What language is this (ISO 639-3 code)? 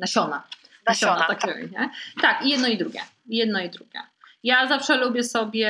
pol